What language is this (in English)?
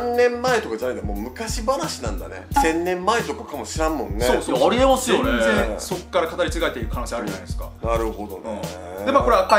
Japanese